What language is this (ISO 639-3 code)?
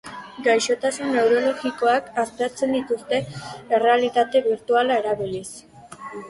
eus